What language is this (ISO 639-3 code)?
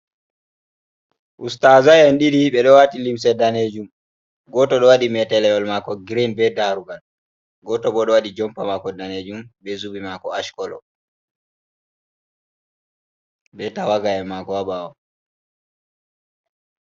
ful